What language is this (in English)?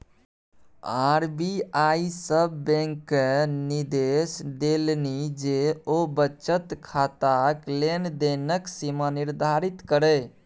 Maithili